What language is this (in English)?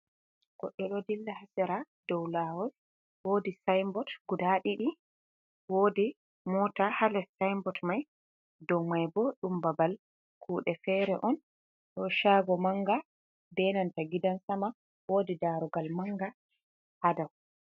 Fula